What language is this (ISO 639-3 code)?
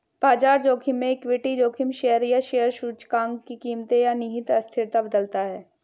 hin